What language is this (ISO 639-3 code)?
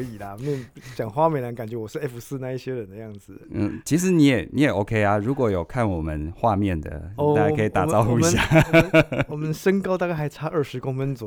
zho